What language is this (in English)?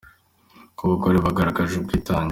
Kinyarwanda